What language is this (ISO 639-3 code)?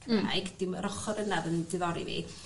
cym